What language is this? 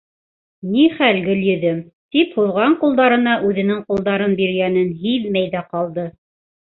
Bashkir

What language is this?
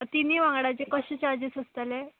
Konkani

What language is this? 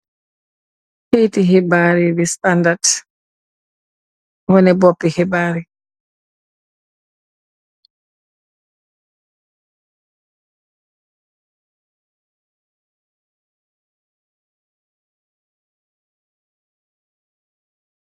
Wolof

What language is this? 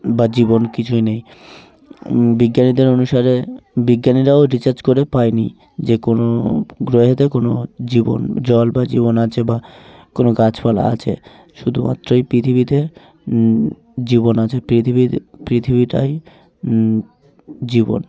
Bangla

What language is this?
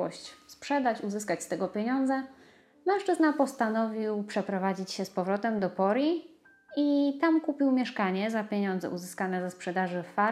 Polish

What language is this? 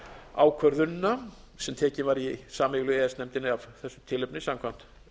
Icelandic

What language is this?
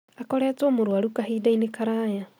Kikuyu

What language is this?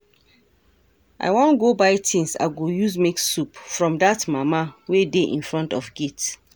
Nigerian Pidgin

